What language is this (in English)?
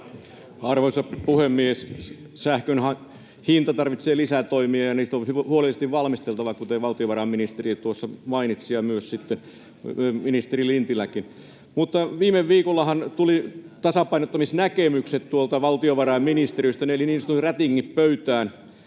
Finnish